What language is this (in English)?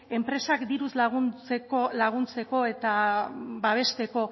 Basque